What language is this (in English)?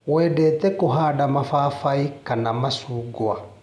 Kikuyu